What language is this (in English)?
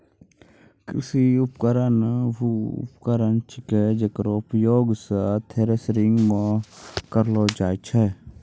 Maithili